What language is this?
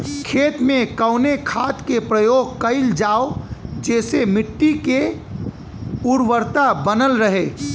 Bhojpuri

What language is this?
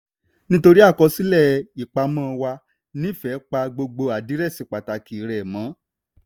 Yoruba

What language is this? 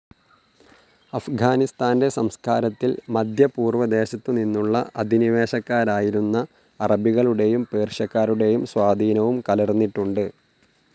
Malayalam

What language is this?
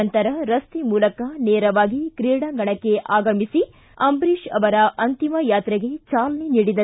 Kannada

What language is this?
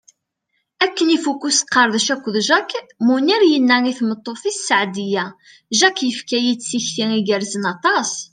Kabyle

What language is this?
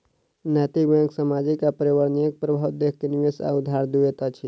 Maithili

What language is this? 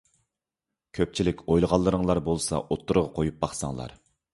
Uyghur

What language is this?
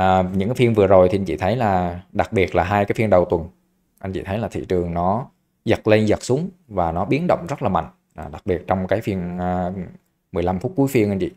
Vietnamese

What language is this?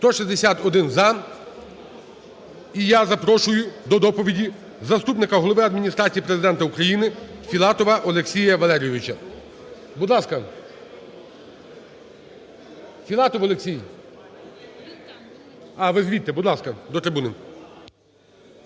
Ukrainian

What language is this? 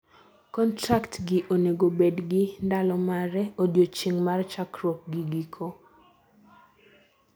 Luo (Kenya and Tanzania)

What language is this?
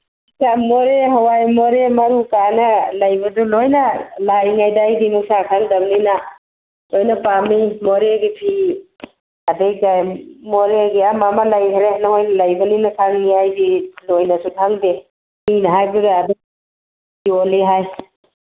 Manipuri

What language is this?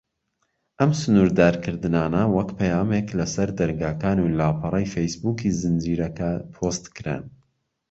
Central Kurdish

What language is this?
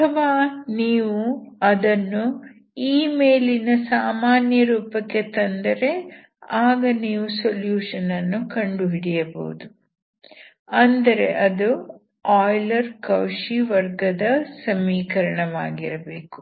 Kannada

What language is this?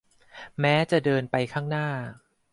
Thai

